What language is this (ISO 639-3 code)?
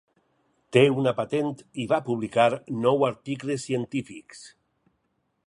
cat